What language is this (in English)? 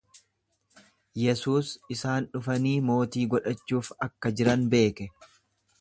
Oromo